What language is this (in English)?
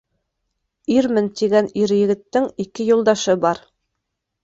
Bashkir